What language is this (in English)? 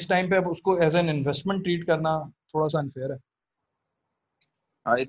Urdu